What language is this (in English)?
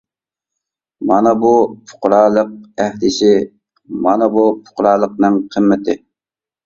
Uyghur